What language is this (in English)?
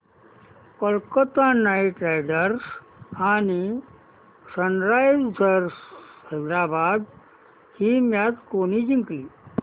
Marathi